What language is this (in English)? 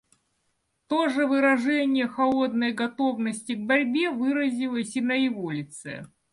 Russian